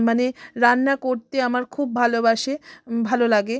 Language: Bangla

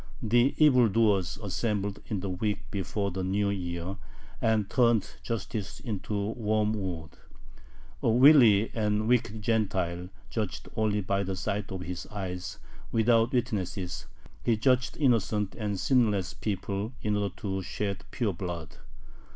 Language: English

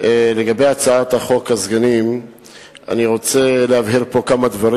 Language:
Hebrew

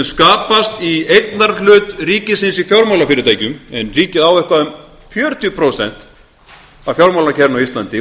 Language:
Icelandic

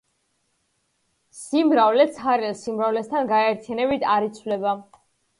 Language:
Georgian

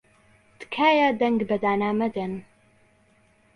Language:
Central Kurdish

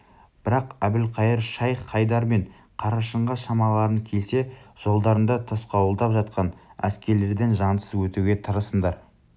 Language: Kazakh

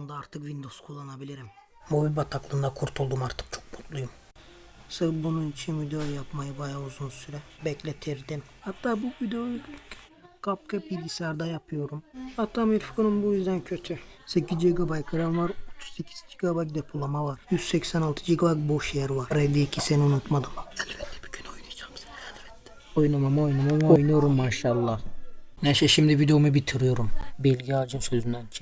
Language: Turkish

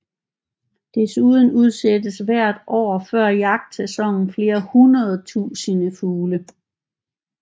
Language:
Danish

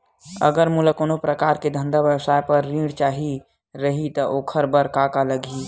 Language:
Chhattisgarhi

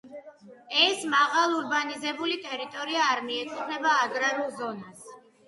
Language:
Georgian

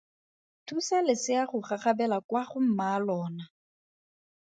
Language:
Tswana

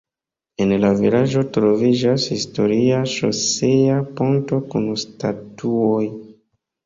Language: Esperanto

